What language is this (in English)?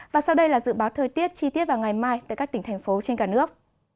Vietnamese